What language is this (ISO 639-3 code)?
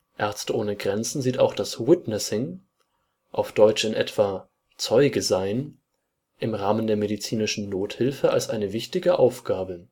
deu